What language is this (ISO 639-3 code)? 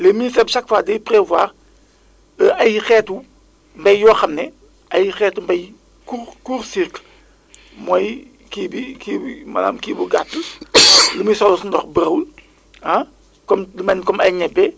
wol